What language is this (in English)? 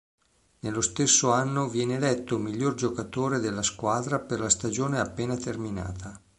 Italian